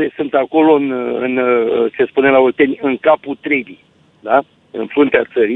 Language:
Romanian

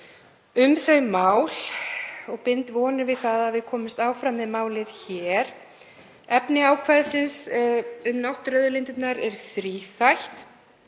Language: Icelandic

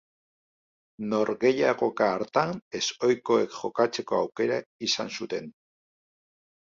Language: Basque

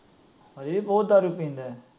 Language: Punjabi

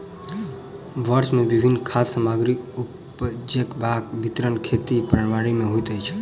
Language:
Maithili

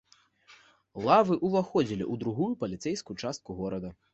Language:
Belarusian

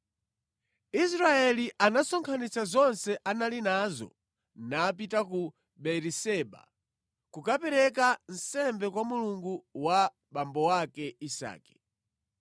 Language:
Nyanja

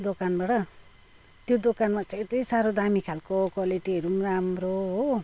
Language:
Nepali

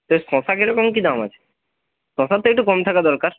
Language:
Bangla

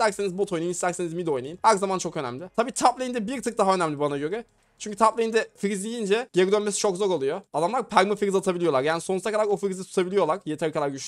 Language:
Turkish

